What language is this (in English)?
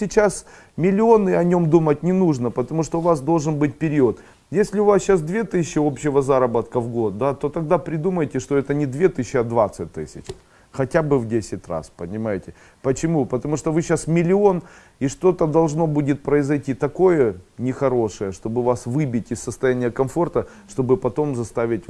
Russian